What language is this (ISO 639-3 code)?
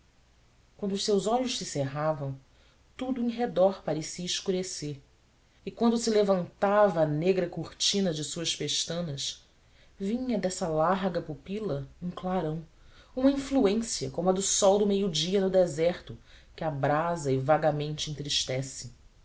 por